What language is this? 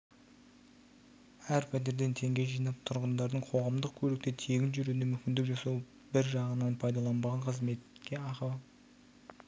Kazakh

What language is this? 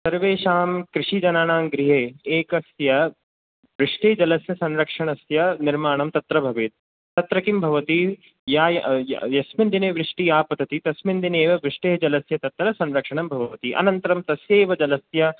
Sanskrit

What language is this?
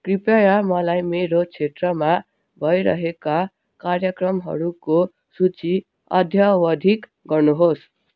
Nepali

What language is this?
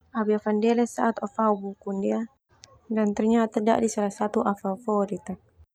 Termanu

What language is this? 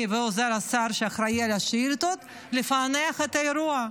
Hebrew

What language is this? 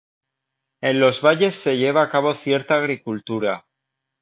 Spanish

